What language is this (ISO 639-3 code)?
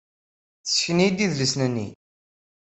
kab